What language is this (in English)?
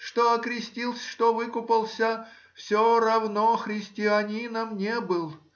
Russian